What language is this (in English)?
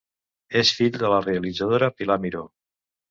Catalan